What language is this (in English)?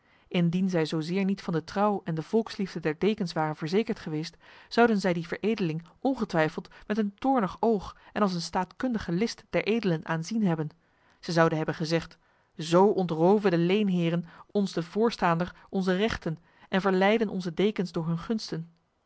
Dutch